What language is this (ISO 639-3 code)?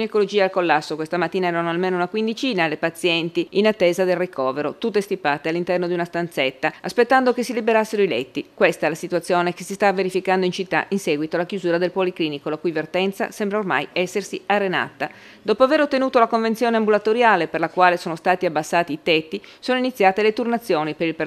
ita